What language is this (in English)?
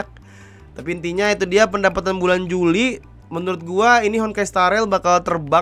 Indonesian